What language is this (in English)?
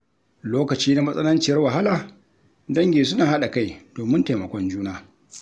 Hausa